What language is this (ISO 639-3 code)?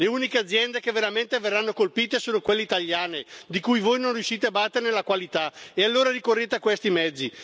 ita